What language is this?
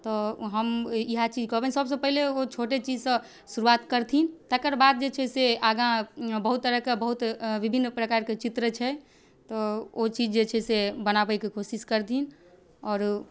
Maithili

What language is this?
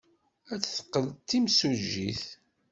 Kabyle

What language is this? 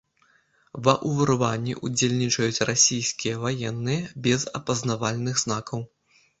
Belarusian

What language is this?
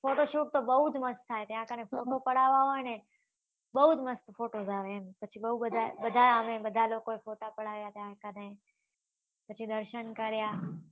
Gujarati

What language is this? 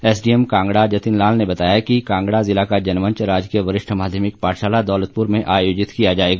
Hindi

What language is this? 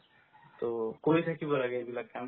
Assamese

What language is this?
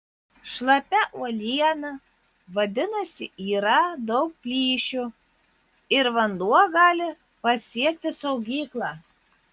Lithuanian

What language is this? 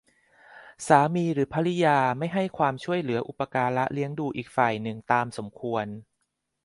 Thai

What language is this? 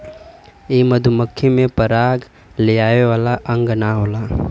Bhojpuri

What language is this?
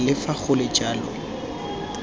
Tswana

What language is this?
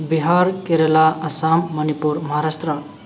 Manipuri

